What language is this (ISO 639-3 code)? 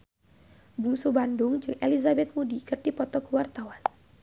sun